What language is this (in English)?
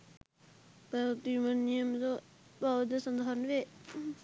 Sinhala